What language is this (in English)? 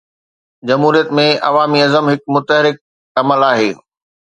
Sindhi